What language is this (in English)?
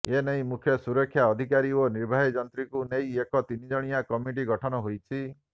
Odia